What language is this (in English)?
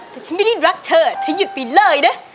Thai